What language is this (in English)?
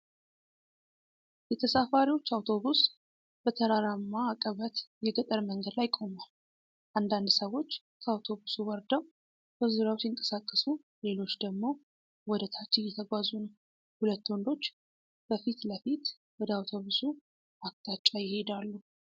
Amharic